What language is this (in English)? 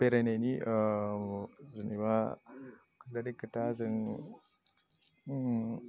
Bodo